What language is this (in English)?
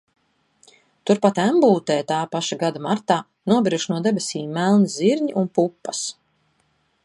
Latvian